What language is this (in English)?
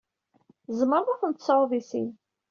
Kabyle